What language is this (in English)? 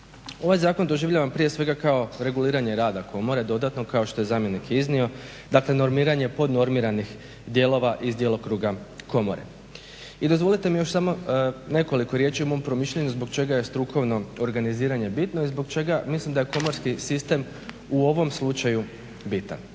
Croatian